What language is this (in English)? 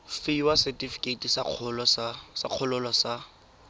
Tswana